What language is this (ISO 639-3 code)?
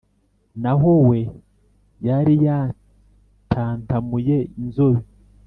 kin